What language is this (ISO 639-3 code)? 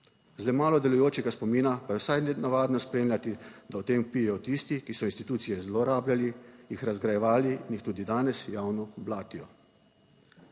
slv